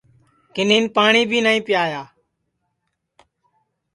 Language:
Sansi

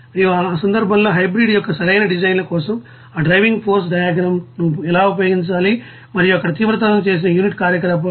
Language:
Telugu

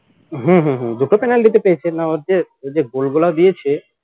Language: Bangla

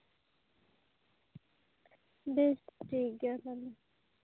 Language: Santali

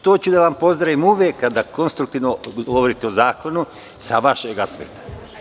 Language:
Serbian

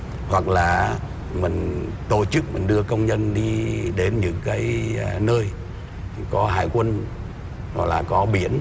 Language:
Vietnamese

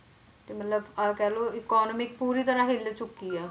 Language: Punjabi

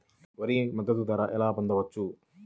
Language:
Telugu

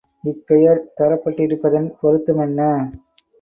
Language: Tamil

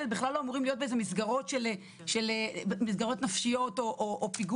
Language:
Hebrew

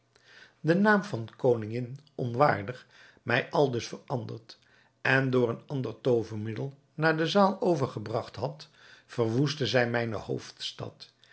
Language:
Dutch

